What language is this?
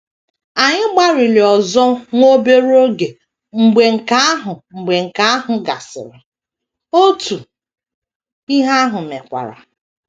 Igbo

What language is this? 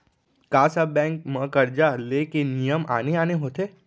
Chhattisgarhi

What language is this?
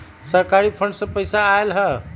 Magahi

